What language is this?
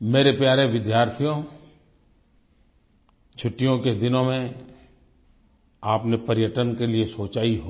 Hindi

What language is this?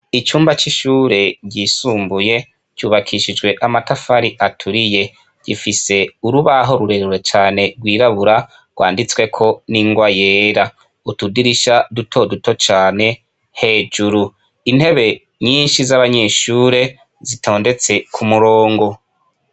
Rundi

